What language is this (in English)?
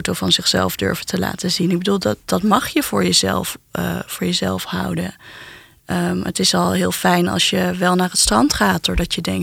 Dutch